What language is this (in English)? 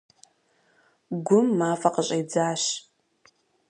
Kabardian